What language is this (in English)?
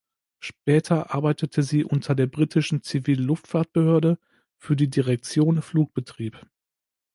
German